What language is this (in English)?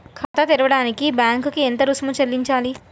Telugu